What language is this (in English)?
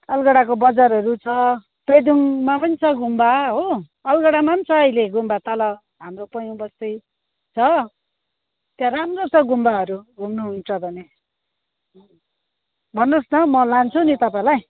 Nepali